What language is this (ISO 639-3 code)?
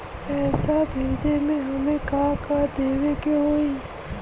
bho